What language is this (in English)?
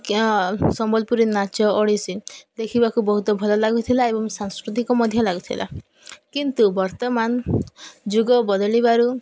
Odia